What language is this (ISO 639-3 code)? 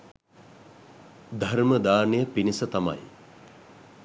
sin